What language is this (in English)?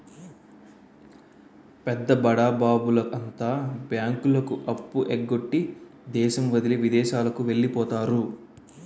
Telugu